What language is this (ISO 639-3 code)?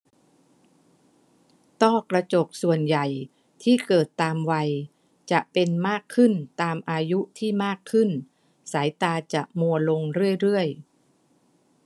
tha